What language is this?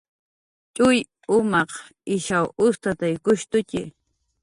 Jaqaru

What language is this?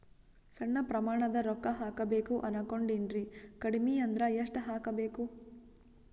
Kannada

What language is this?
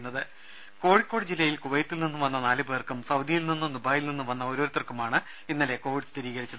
Malayalam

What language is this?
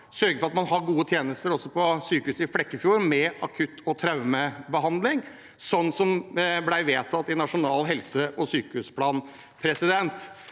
Norwegian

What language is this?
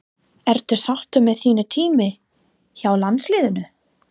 Icelandic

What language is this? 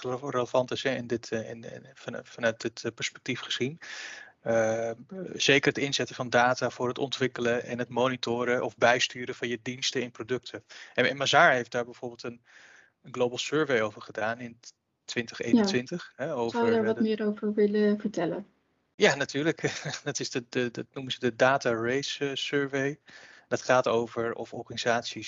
Dutch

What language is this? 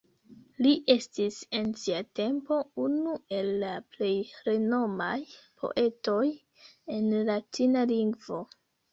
Esperanto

